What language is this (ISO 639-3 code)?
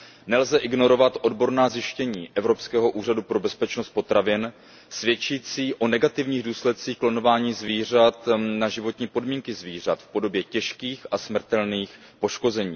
ces